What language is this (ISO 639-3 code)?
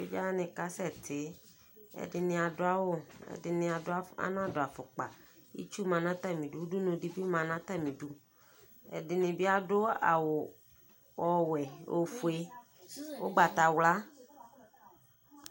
kpo